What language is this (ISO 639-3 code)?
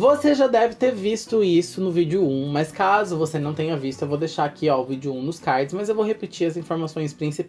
por